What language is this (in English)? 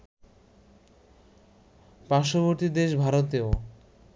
Bangla